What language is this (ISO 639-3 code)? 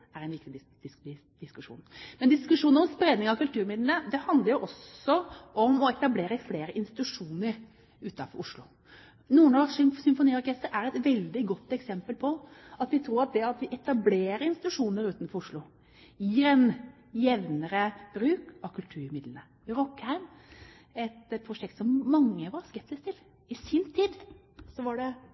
nob